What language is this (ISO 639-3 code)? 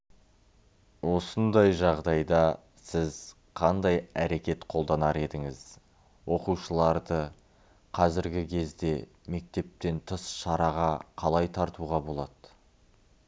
kaz